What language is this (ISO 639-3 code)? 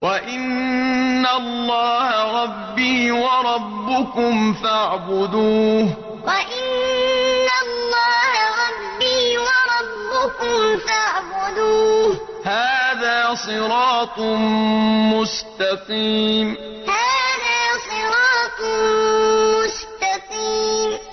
ara